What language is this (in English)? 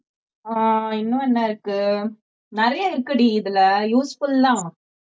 Tamil